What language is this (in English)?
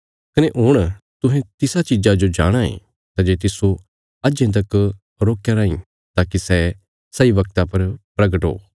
Bilaspuri